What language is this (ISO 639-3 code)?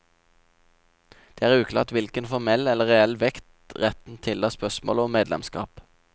nor